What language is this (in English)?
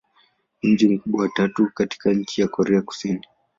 Swahili